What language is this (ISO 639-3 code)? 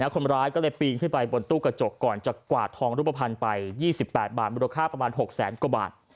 tha